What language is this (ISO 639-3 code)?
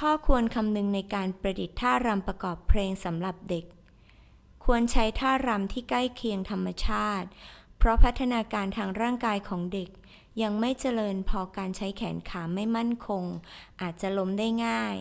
tha